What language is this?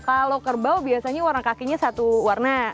Indonesian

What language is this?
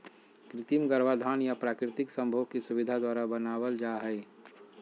Magahi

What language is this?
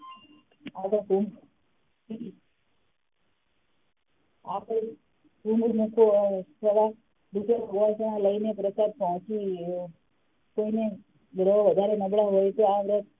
Gujarati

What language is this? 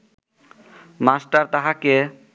Bangla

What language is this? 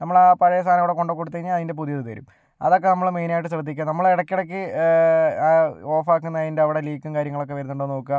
Malayalam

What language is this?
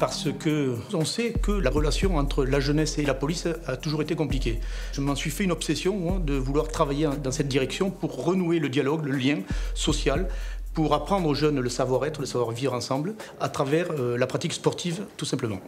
French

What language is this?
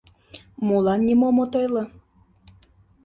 Mari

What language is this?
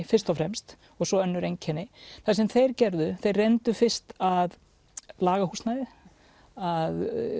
Icelandic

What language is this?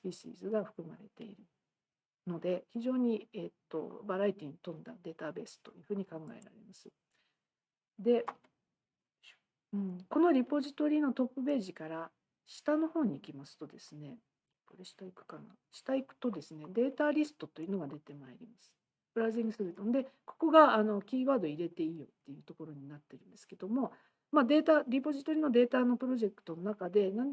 Japanese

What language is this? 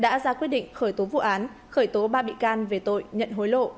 Vietnamese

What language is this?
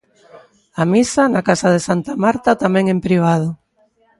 Galician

